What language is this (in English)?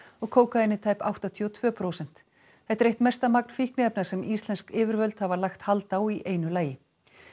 Icelandic